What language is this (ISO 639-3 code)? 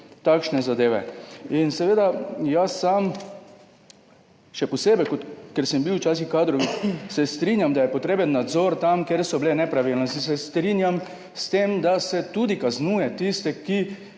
slv